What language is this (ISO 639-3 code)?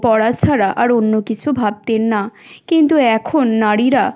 ben